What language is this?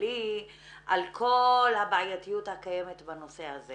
Hebrew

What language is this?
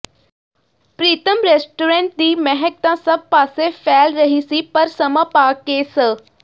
Punjabi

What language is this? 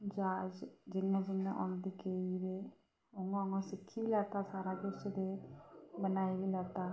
Dogri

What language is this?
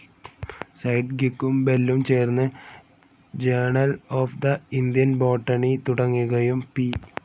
Malayalam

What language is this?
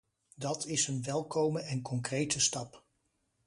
Dutch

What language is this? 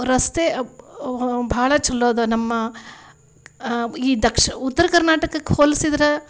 Kannada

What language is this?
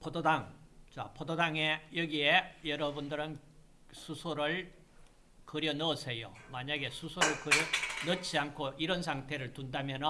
Korean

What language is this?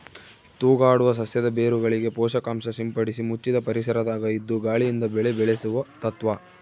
Kannada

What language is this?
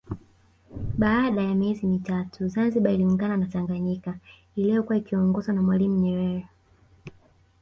Swahili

